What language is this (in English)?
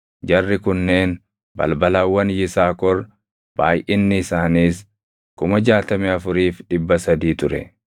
Oromo